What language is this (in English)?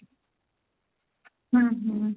Punjabi